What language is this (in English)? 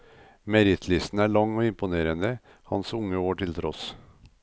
Norwegian